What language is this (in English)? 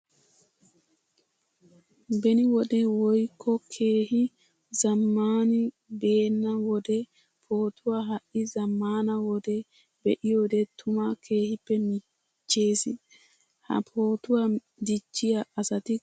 Wolaytta